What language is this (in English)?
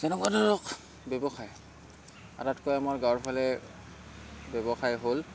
Assamese